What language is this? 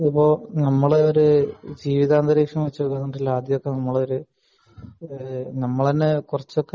Malayalam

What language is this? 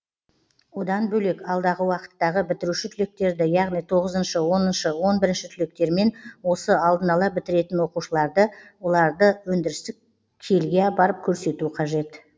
Kazakh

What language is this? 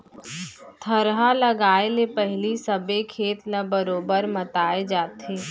Chhattisgarhi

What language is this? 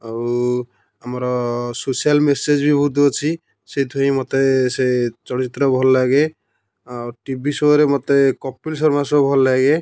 Odia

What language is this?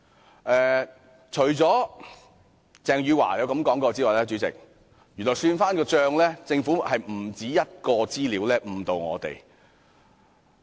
Cantonese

